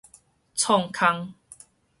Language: Min Nan Chinese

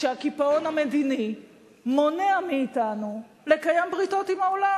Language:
Hebrew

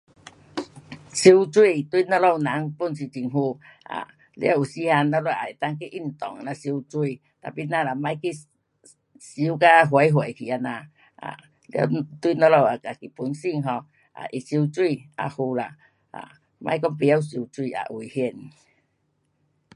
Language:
Pu-Xian Chinese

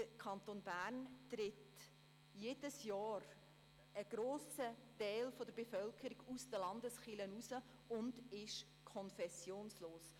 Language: Swiss German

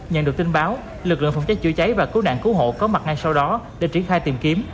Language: Vietnamese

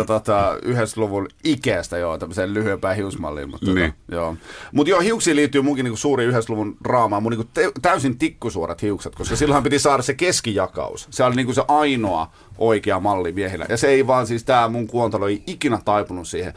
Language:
Finnish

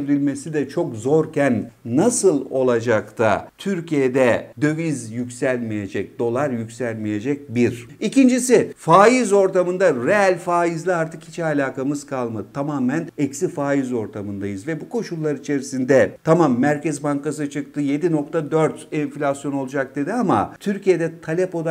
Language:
Turkish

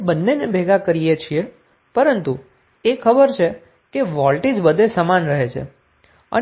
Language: Gujarati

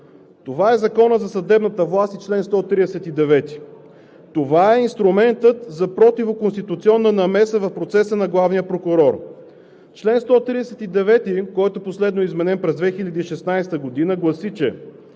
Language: Bulgarian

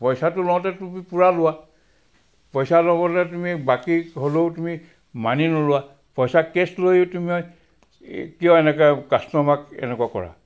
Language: Assamese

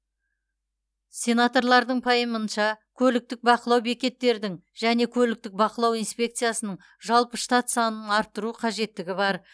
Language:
Kazakh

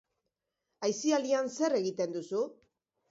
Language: Basque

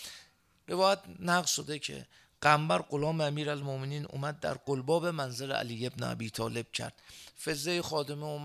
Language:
Persian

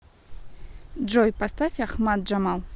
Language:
Russian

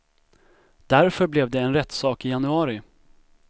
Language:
Swedish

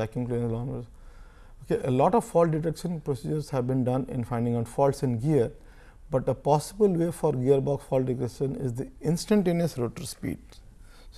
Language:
English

